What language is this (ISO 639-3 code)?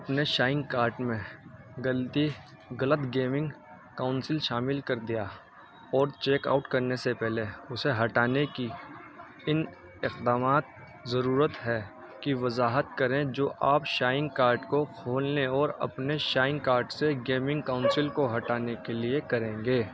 urd